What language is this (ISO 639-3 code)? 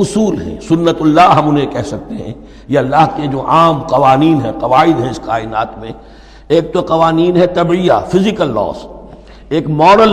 urd